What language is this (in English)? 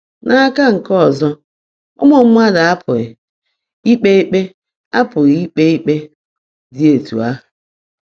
Igbo